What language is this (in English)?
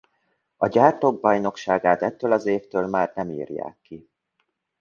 Hungarian